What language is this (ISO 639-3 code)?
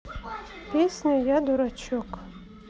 rus